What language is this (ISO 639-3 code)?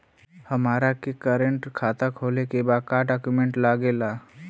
bho